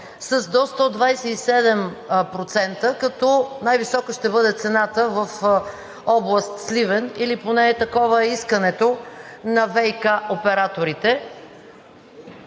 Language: Bulgarian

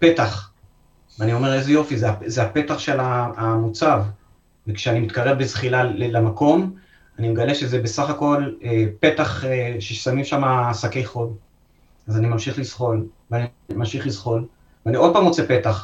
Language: Hebrew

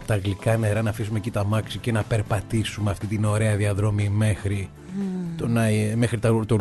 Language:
Greek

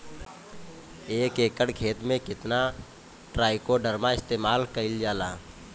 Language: Bhojpuri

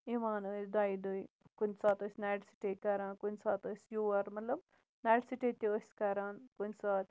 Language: Kashmiri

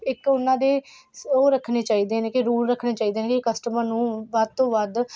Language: Punjabi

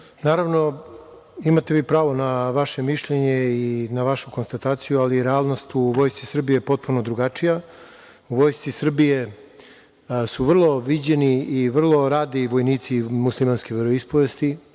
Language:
Serbian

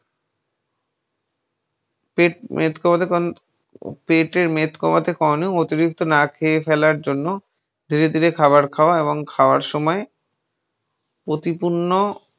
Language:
Bangla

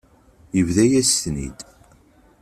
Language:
Kabyle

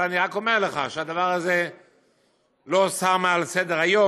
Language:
Hebrew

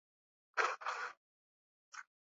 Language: Swahili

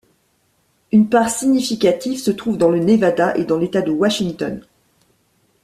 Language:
French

